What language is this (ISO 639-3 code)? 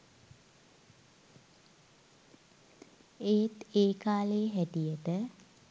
sin